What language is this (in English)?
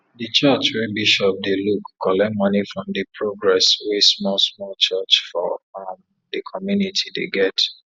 Nigerian Pidgin